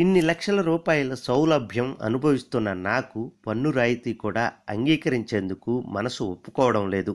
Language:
Telugu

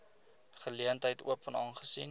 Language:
Afrikaans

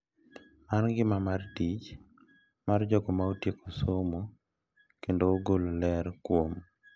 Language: Luo (Kenya and Tanzania)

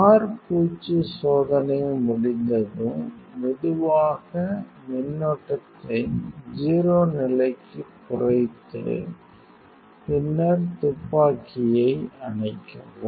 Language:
Tamil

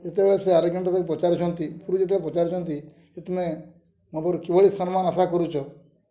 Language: Odia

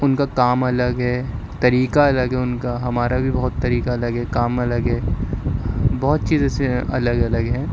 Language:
Urdu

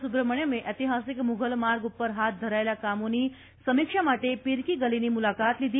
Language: Gujarati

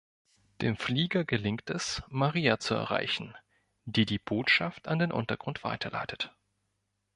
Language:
German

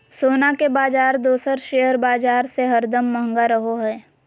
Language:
Magahi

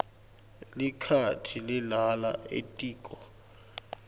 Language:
Swati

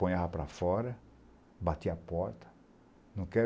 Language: Portuguese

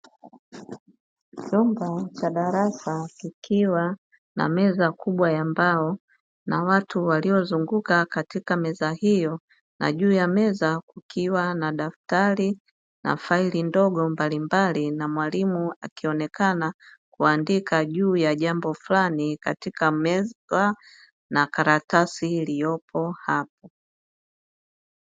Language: Swahili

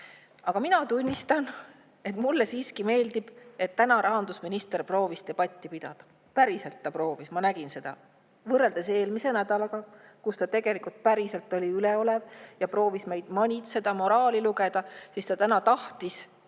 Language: Estonian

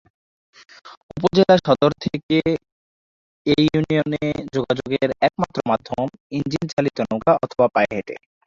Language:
Bangla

